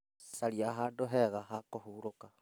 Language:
Kikuyu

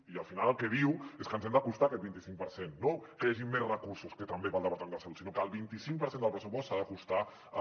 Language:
Catalan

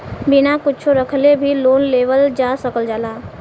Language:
Bhojpuri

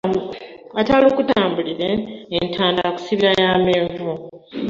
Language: Ganda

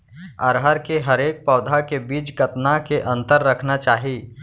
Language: Chhattisgarhi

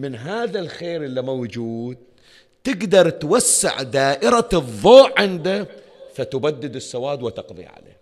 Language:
Arabic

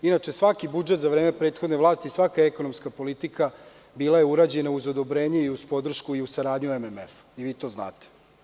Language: Serbian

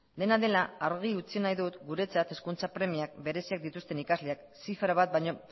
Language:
Basque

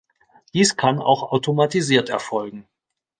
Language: German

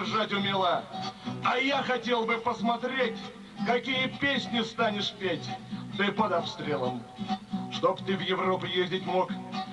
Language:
Russian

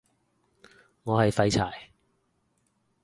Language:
Cantonese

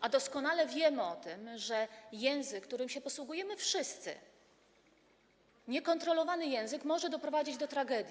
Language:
Polish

